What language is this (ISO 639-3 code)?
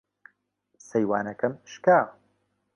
ckb